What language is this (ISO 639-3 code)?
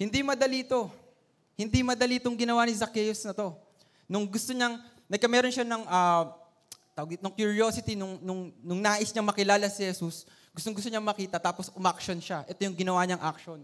fil